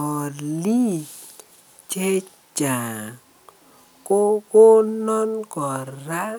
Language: Kalenjin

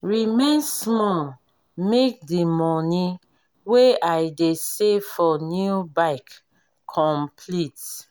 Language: Nigerian Pidgin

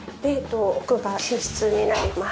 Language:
Japanese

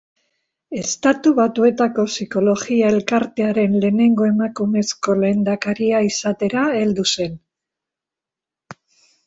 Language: Basque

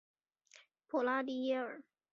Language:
Chinese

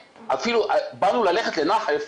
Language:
Hebrew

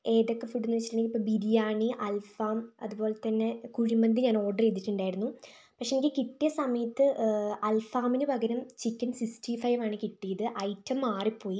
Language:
Malayalam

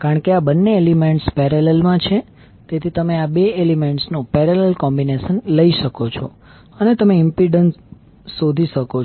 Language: Gujarati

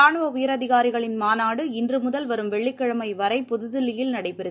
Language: Tamil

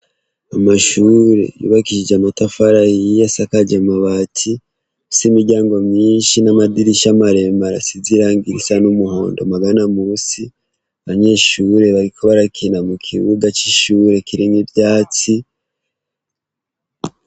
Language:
Rundi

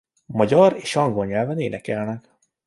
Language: Hungarian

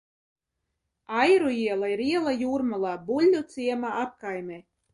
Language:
Latvian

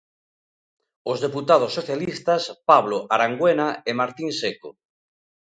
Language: Galician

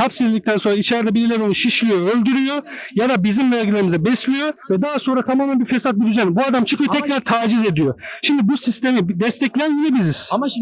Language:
Turkish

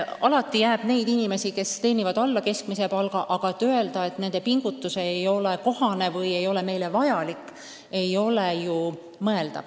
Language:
Estonian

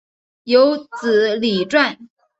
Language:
Chinese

